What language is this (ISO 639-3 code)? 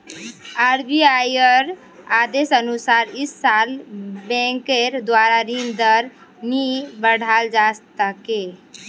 mag